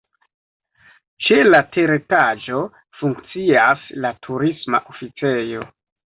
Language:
Esperanto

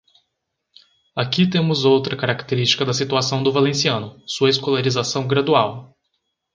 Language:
Portuguese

